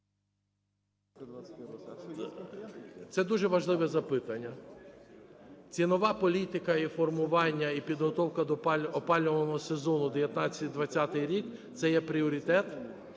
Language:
Ukrainian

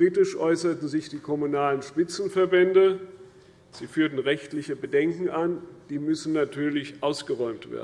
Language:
German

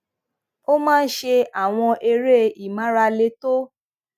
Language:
Yoruba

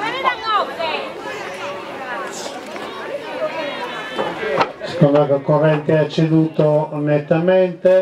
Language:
Italian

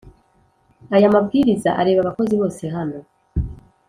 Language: Kinyarwanda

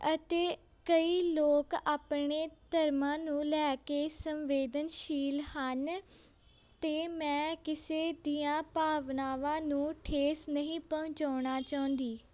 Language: Punjabi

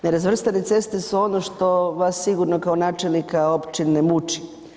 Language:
Croatian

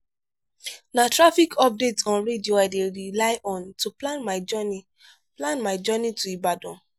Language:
Nigerian Pidgin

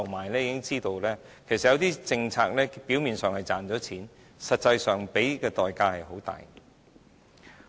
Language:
Cantonese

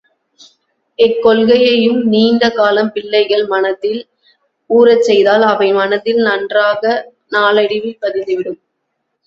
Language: Tamil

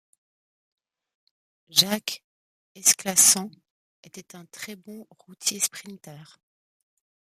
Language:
French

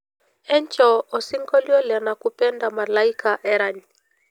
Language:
Masai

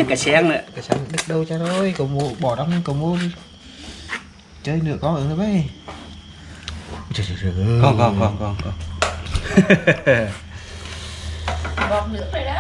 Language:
Vietnamese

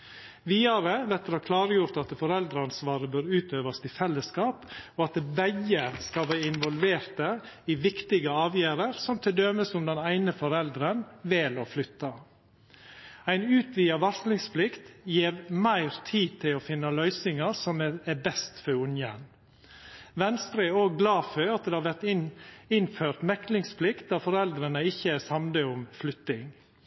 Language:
Norwegian Nynorsk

